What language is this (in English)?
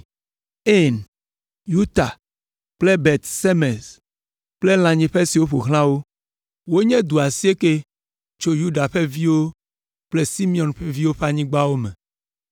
Ewe